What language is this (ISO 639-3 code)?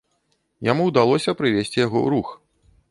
bel